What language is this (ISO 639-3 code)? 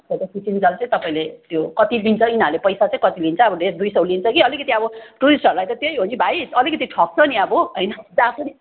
nep